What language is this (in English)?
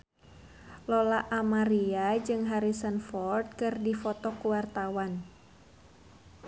Sundanese